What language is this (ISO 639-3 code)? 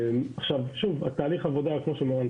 heb